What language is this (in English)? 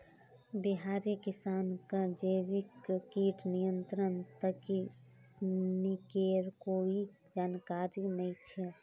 Magahi